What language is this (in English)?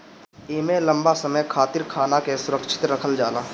Bhojpuri